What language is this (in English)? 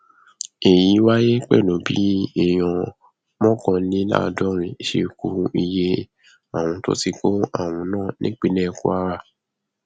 Yoruba